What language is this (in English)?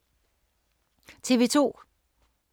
Danish